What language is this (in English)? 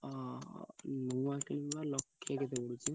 Odia